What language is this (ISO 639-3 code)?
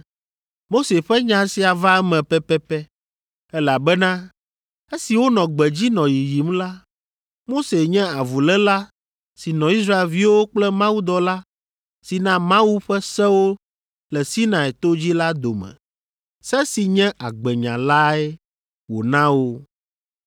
ewe